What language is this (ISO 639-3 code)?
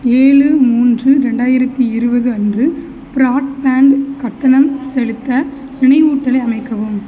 tam